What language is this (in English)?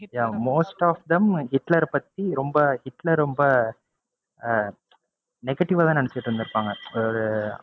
Tamil